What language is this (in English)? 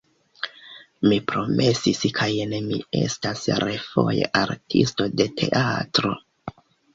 Esperanto